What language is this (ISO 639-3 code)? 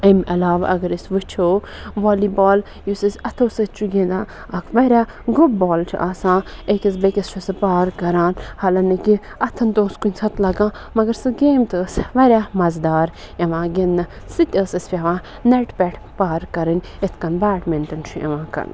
kas